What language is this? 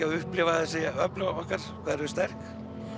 Icelandic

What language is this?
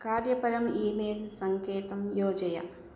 Sanskrit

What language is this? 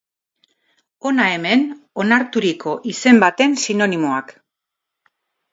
Basque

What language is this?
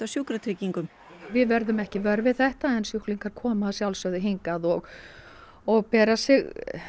Icelandic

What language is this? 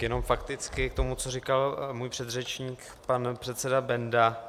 Czech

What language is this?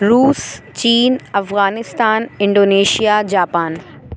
Urdu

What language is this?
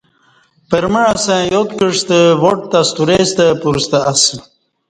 Kati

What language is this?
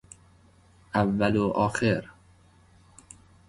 Persian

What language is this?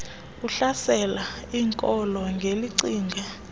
Xhosa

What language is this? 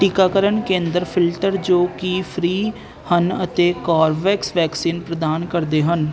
Punjabi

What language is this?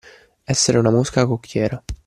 Italian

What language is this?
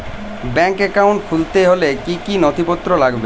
Bangla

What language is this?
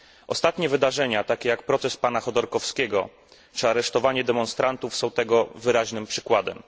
Polish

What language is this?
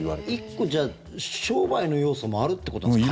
Japanese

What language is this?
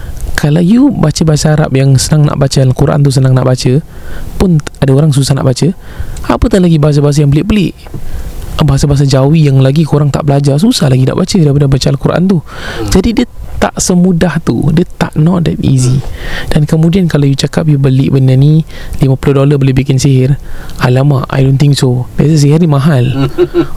Malay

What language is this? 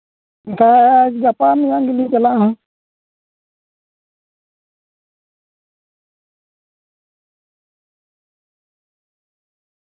Santali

